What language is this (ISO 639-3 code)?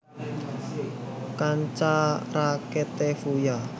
jav